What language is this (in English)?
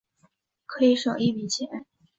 Chinese